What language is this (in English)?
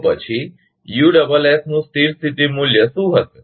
Gujarati